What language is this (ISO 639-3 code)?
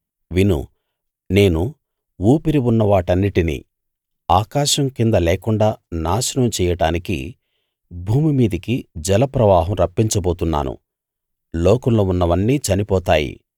tel